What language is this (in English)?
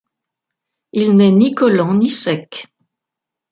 French